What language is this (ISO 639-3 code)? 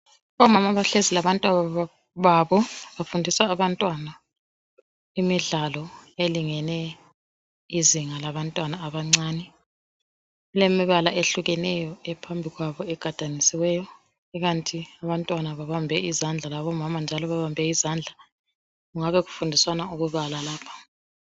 nde